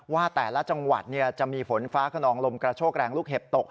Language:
Thai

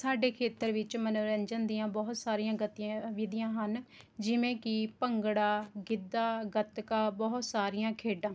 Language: Punjabi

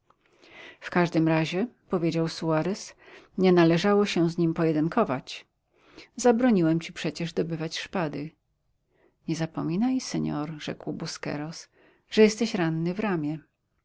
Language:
Polish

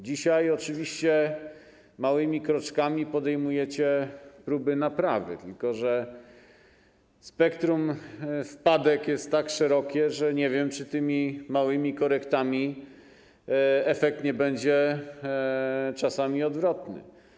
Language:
Polish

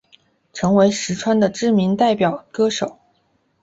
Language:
Chinese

